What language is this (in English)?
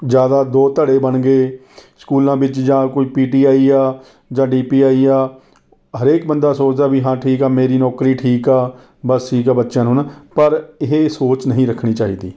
Punjabi